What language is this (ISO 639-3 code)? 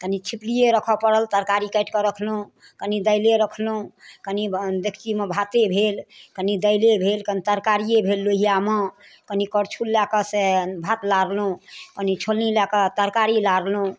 mai